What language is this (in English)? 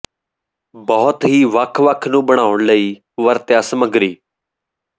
Punjabi